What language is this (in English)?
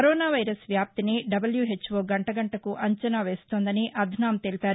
Telugu